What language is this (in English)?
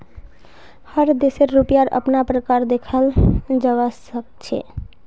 Magahi